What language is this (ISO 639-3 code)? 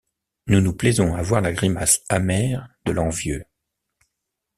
fra